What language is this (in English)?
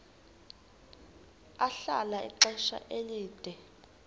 Xhosa